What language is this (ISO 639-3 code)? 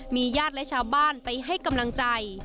tha